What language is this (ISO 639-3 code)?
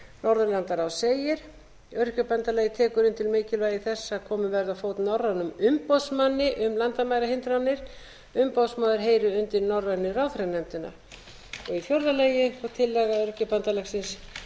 isl